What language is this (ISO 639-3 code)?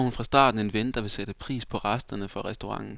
dan